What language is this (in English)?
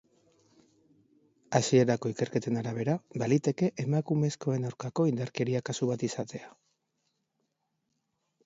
Basque